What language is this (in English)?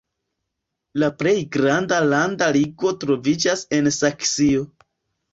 Esperanto